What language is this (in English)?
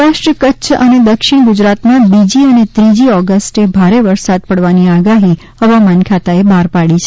Gujarati